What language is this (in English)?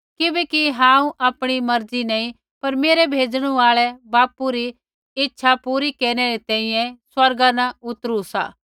Kullu Pahari